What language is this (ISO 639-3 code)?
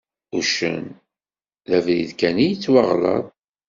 kab